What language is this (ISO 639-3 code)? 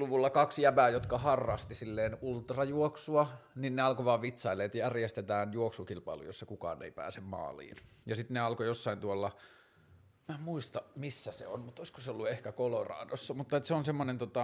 fin